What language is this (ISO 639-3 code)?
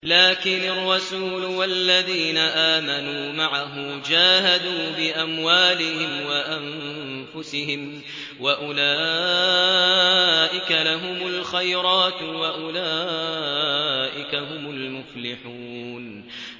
ara